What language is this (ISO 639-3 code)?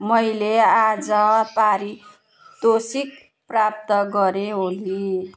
nep